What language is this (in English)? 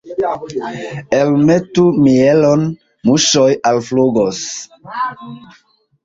Esperanto